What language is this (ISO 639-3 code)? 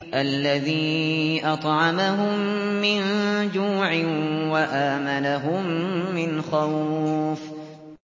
ara